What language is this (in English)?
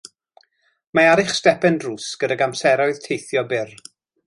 Welsh